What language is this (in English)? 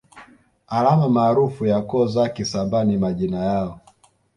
Swahili